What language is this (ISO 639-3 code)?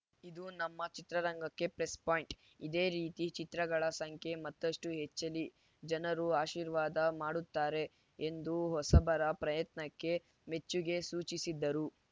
kan